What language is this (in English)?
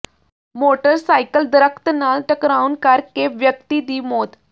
Punjabi